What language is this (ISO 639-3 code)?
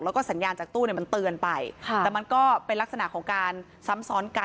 tha